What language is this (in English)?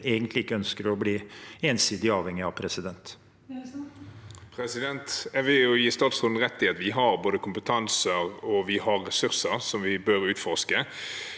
Norwegian